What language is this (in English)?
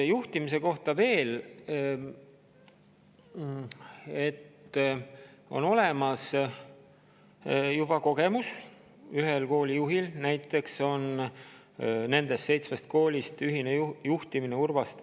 Estonian